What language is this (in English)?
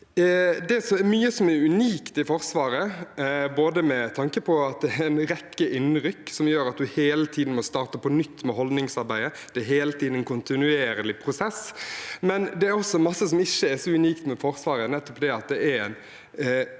Norwegian